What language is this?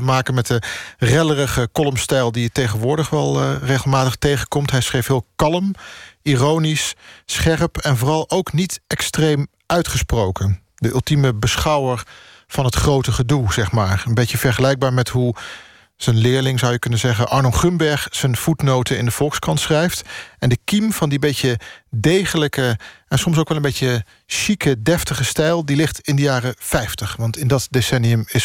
Dutch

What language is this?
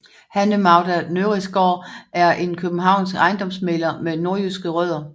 Danish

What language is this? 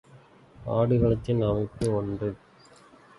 Tamil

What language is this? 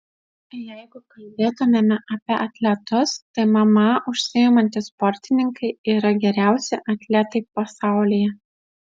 Lithuanian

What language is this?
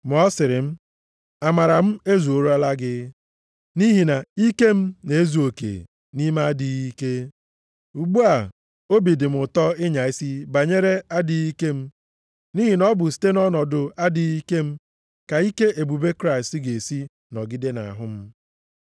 Igbo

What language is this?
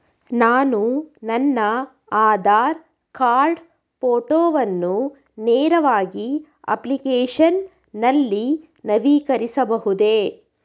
Kannada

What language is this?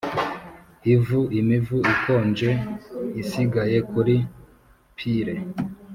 Kinyarwanda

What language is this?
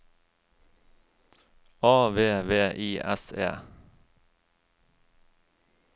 Norwegian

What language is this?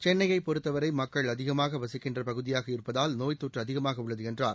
Tamil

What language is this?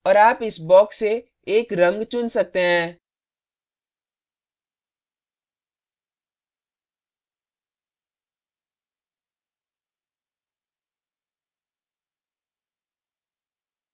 Hindi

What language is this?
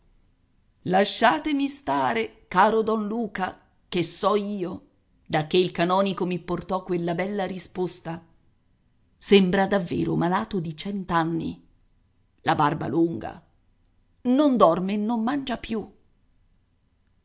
Italian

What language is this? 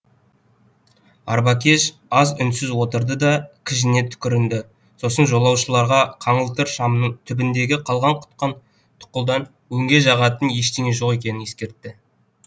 Kazakh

